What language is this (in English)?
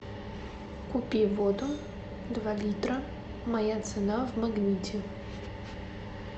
Russian